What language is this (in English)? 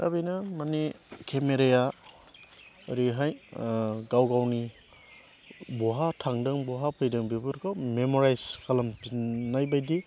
Bodo